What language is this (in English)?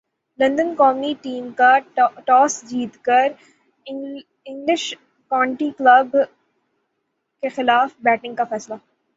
Urdu